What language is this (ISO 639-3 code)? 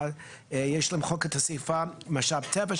heb